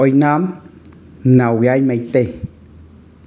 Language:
Manipuri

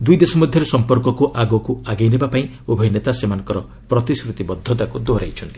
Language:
Odia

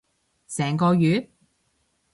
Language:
Cantonese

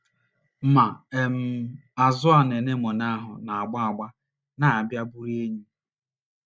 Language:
Igbo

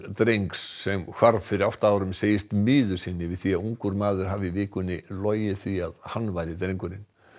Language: Icelandic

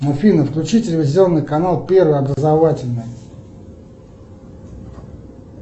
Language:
Russian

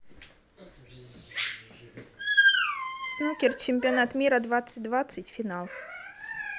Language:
Russian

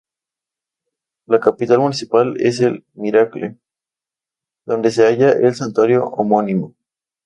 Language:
Spanish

